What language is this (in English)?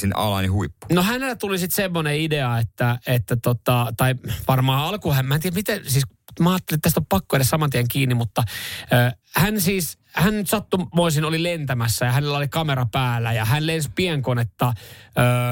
Finnish